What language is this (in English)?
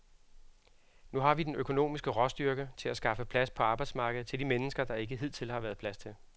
Danish